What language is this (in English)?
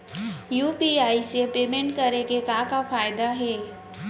Chhattisgarhi